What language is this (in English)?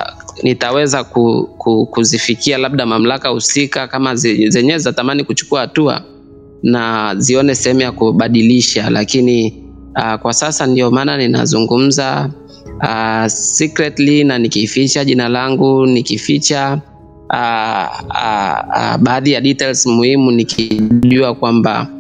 Swahili